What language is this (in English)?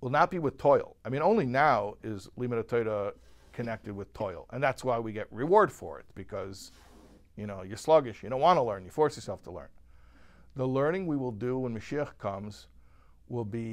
English